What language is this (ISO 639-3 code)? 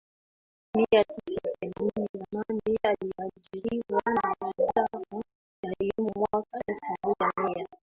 swa